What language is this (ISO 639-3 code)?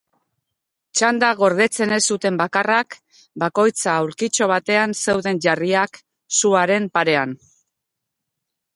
eus